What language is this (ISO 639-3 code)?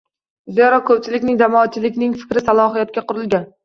uzb